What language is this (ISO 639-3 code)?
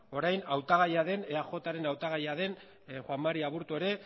eus